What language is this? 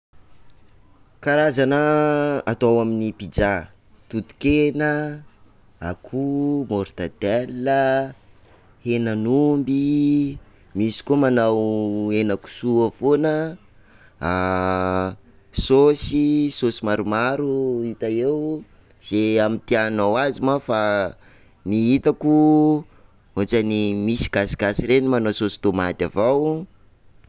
Sakalava Malagasy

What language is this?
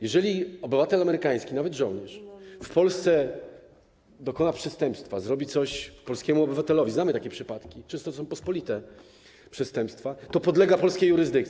Polish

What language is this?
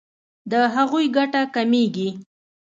Pashto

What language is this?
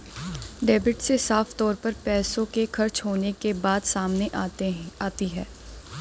Hindi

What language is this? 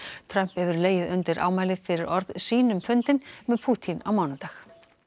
Icelandic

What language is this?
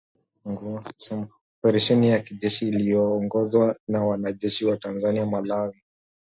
Swahili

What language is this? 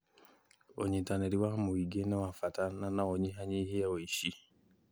Kikuyu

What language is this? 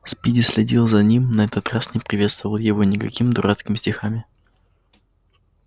Russian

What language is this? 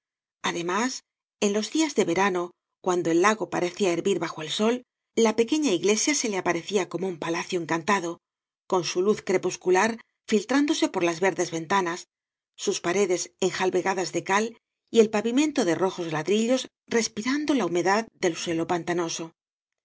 Spanish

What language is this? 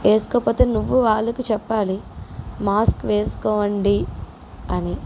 Telugu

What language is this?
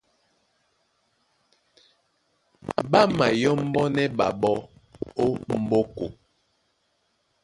Duala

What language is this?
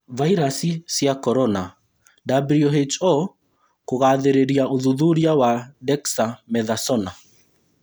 Kikuyu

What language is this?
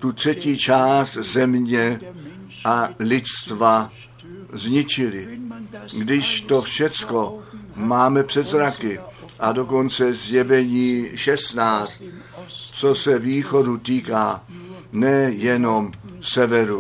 Czech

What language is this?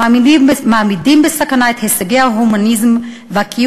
Hebrew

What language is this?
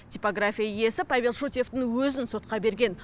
Kazakh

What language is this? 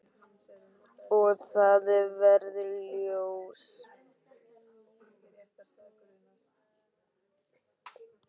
Icelandic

